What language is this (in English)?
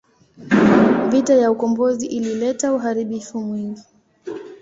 Swahili